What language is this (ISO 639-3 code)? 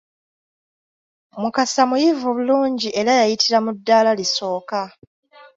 lug